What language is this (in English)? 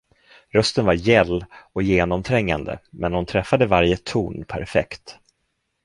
Swedish